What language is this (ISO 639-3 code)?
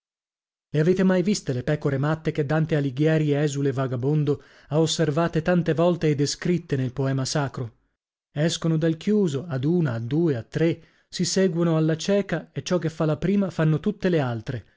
ita